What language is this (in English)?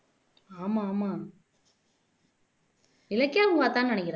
Tamil